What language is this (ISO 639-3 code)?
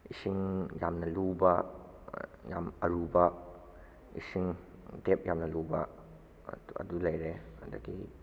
mni